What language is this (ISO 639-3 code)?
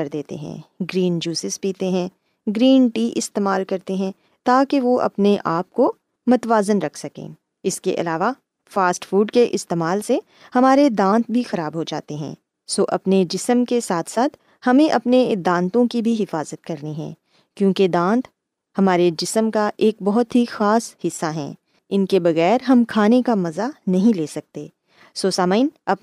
urd